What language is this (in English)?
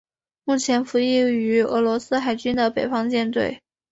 Chinese